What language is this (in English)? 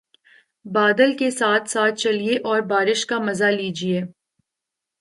Urdu